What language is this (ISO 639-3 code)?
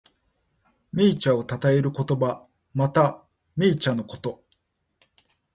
jpn